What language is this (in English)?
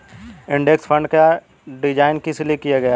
Hindi